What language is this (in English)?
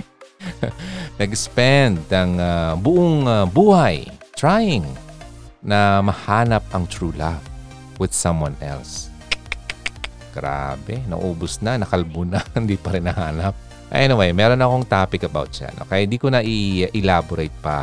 Filipino